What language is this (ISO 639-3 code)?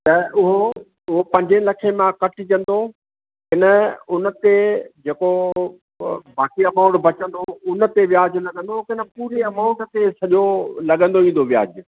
snd